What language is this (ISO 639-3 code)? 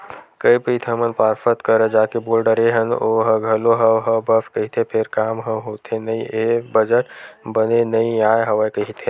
hne